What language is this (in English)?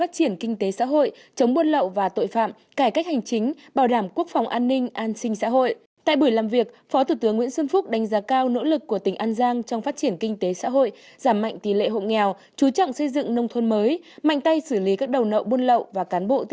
Vietnamese